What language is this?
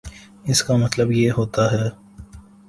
Urdu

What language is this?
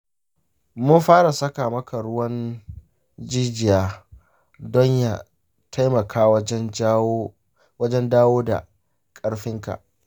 Hausa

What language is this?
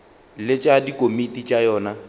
Northern Sotho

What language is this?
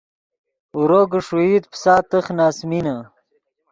Yidgha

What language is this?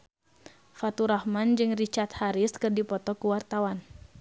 Sundanese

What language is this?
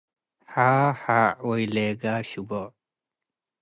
Tigre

